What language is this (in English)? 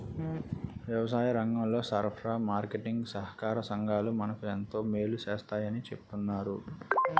Telugu